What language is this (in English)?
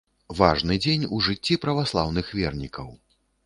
Belarusian